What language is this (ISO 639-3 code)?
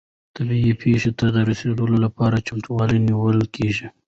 pus